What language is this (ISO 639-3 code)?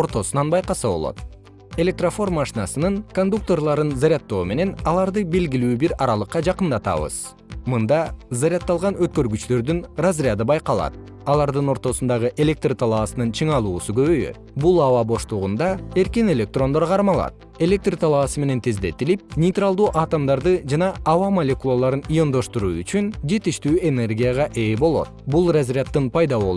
kir